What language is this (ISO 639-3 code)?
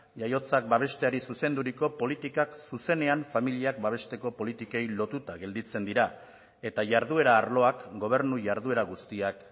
eus